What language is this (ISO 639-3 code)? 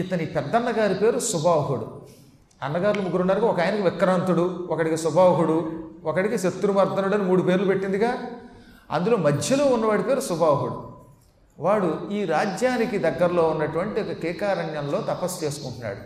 tel